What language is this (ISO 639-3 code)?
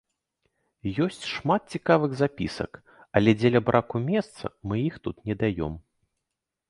bel